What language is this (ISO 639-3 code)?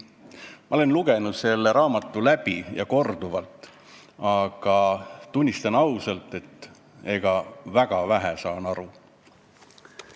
est